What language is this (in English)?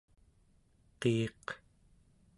Central Yupik